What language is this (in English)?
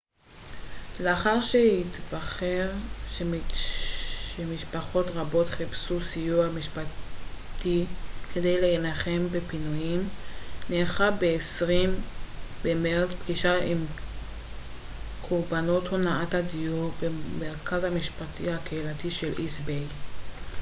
Hebrew